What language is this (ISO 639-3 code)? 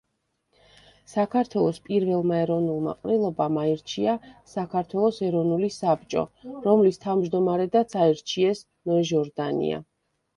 kat